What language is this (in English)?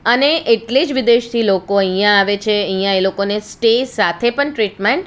Gujarati